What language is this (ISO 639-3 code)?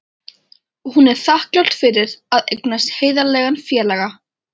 isl